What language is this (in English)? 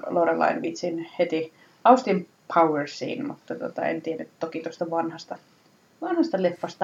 Finnish